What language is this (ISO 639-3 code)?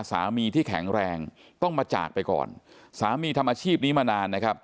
tha